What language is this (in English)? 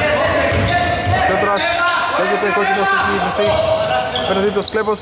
Greek